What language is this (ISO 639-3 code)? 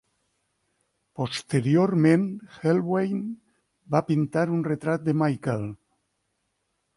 cat